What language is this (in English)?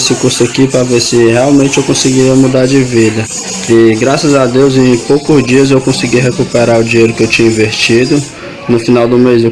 Portuguese